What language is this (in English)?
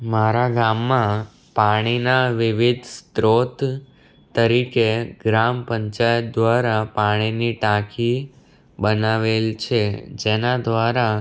Gujarati